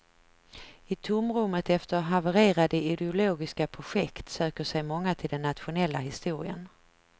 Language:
Swedish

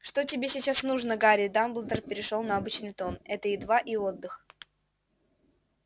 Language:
Russian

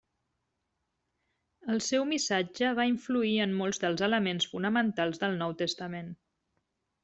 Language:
Catalan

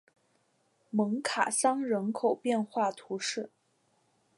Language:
Chinese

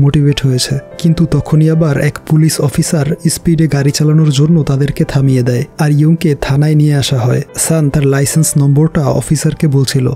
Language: Hindi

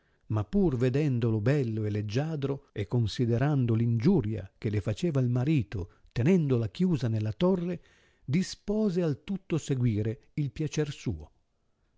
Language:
Italian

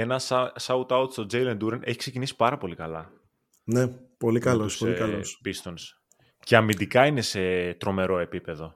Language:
Greek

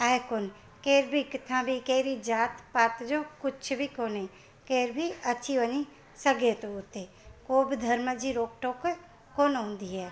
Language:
Sindhi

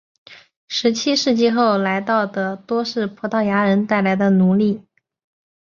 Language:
Chinese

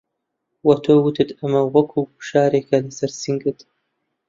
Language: Central Kurdish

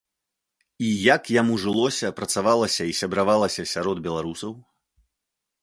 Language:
Belarusian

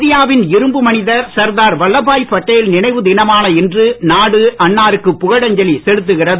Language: Tamil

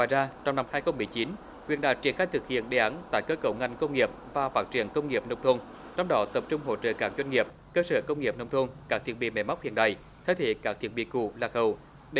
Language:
Vietnamese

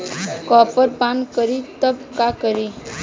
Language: Bhojpuri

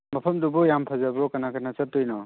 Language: Manipuri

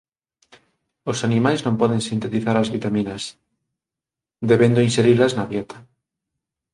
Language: Galician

